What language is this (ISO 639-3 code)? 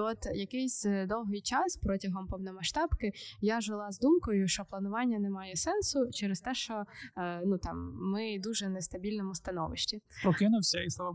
ukr